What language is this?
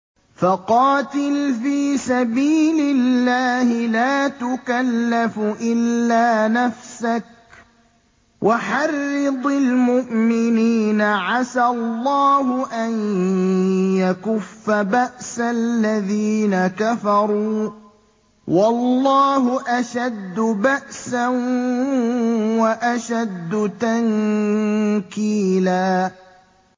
Arabic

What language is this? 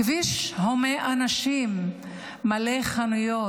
Hebrew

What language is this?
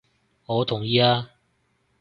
Cantonese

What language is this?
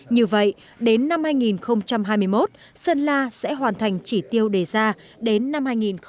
Vietnamese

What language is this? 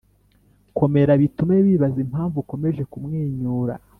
Kinyarwanda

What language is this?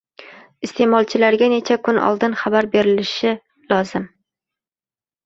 Uzbek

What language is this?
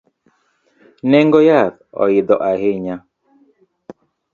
Luo (Kenya and Tanzania)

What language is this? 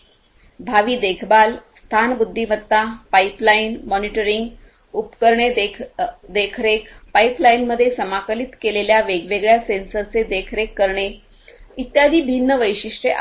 Marathi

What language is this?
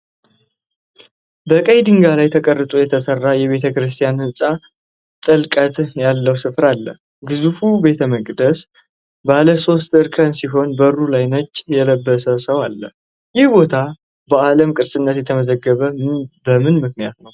Amharic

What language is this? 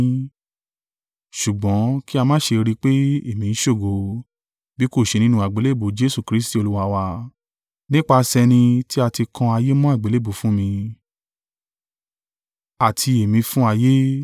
Yoruba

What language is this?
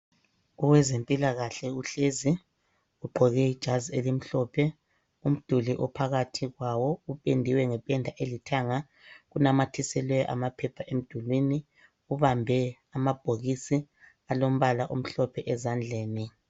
North Ndebele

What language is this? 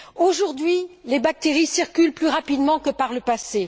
French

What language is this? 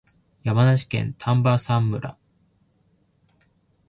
Japanese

